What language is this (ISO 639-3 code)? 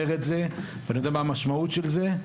heb